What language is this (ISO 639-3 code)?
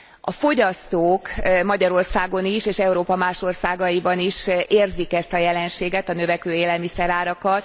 hun